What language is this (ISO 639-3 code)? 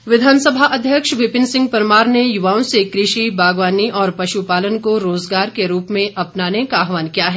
hin